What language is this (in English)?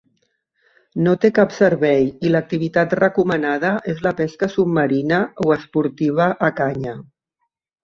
Catalan